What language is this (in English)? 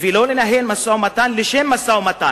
Hebrew